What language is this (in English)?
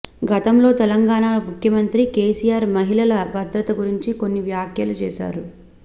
Telugu